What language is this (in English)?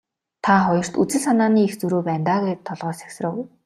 Mongolian